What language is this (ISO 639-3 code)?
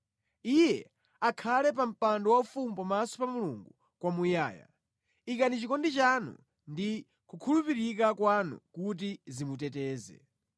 nya